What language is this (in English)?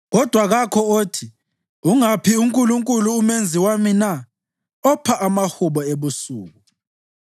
North Ndebele